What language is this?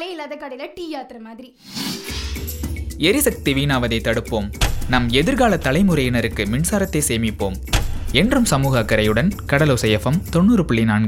Tamil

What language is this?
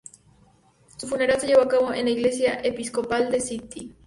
Spanish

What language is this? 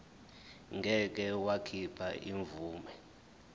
Zulu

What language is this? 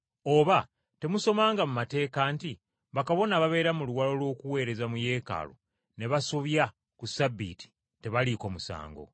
Ganda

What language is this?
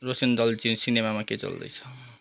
Nepali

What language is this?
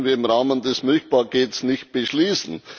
German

